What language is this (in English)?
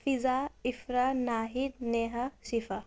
Urdu